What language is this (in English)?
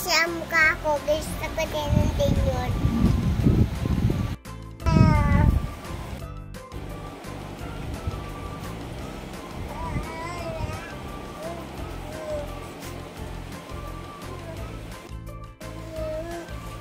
Filipino